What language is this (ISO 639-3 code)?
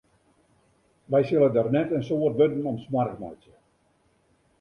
fry